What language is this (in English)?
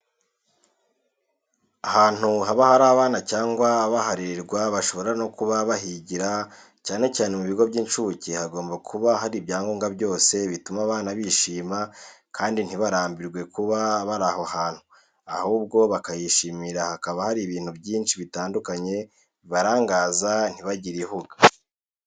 Kinyarwanda